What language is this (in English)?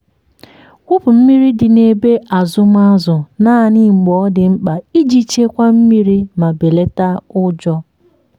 Igbo